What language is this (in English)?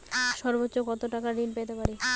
Bangla